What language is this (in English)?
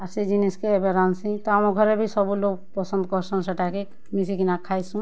Odia